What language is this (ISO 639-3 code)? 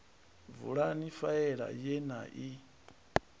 ven